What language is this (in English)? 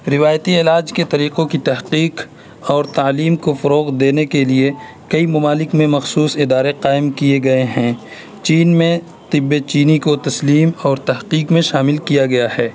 Urdu